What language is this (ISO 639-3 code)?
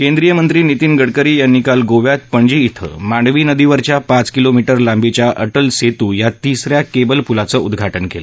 mar